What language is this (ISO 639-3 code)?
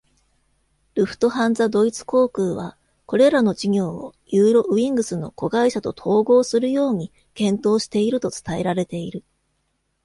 jpn